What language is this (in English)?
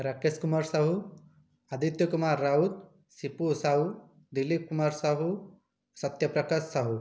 Odia